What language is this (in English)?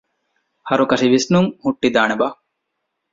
Divehi